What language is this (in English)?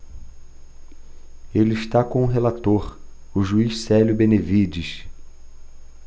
Portuguese